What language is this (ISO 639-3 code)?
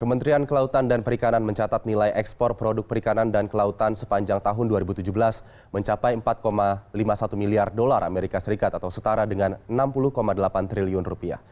ind